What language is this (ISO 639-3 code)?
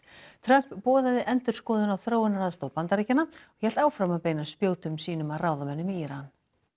isl